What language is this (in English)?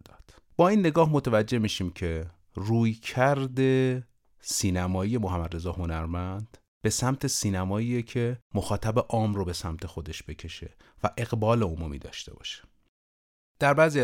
Persian